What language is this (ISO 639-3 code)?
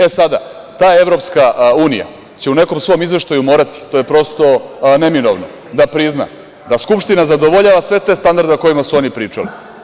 srp